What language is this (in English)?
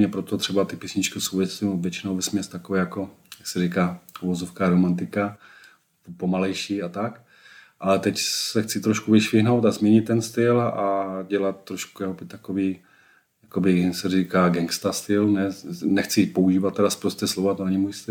Czech